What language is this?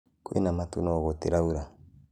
Kikuyu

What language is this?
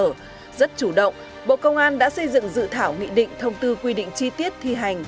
Vietnamese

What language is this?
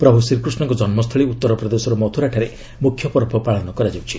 Odia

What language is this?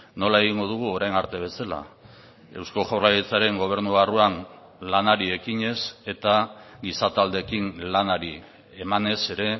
Basque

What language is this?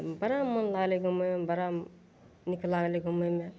Maithili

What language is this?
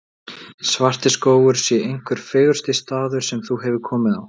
Icelandic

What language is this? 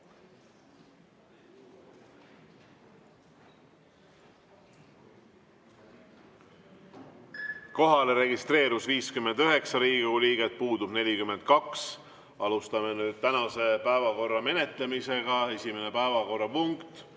Estonian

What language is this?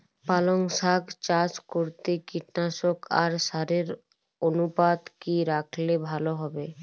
Bangla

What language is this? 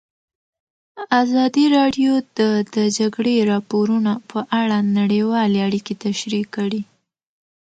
Pashto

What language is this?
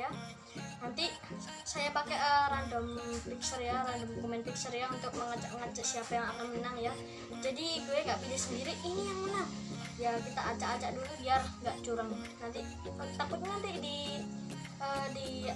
Indonesian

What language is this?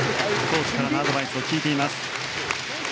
Japanese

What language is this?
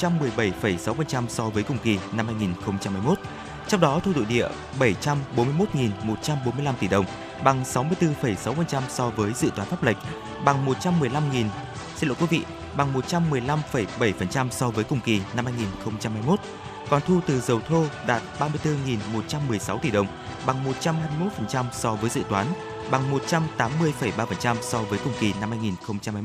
Vietnamese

